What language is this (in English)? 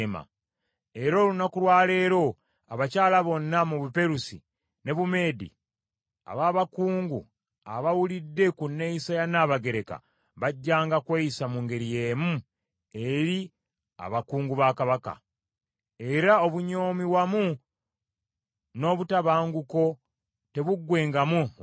Ganda